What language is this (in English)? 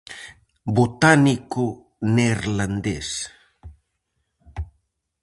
Galician